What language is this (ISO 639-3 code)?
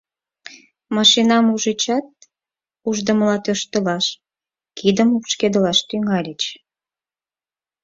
chm